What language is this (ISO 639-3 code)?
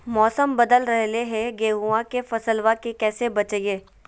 mag